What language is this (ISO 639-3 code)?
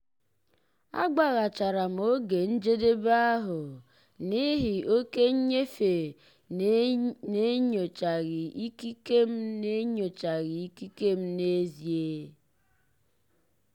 ibo